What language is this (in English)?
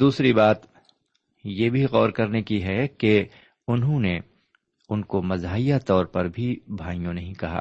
Urdu